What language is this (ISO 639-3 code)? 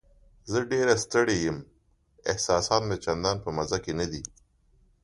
pus